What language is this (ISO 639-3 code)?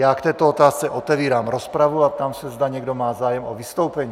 ces